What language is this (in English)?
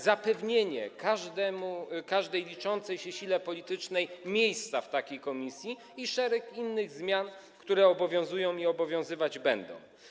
Polish